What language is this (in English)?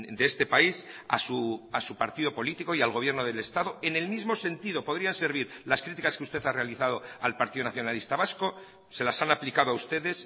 Spanish